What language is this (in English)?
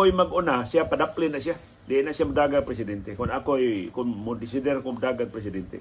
Filipino